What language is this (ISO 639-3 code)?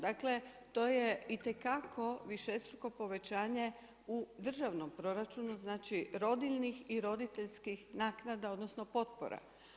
hrv